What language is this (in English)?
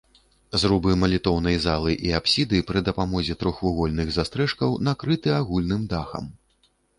Belarusian